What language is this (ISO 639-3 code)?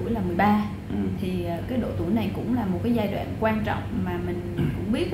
vie